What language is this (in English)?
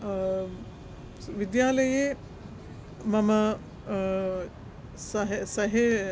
Sanskrit